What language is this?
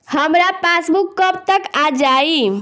Bhojpuri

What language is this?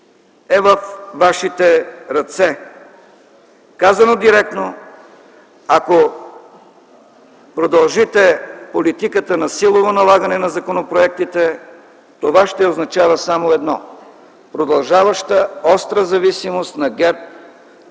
Bulgarian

